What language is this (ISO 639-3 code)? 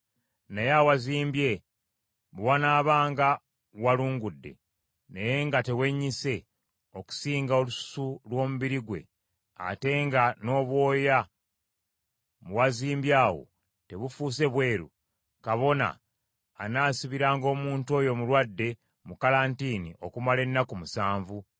lug